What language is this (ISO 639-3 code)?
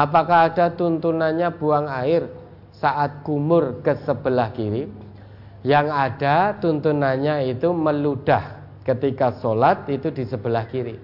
ind